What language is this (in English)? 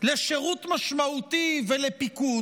Hebrew